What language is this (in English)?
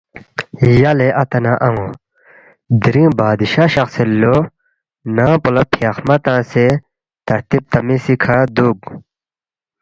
Balti